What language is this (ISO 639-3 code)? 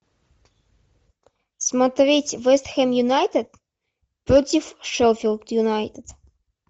rus